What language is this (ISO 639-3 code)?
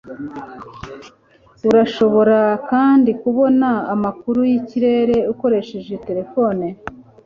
kin